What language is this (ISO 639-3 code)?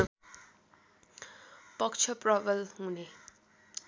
nep